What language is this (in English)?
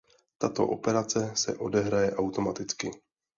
Czech